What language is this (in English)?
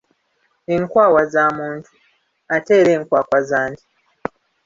Ganda